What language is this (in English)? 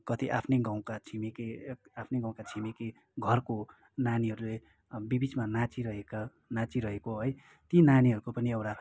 Nepali